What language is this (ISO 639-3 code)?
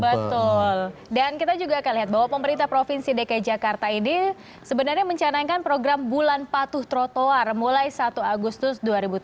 ind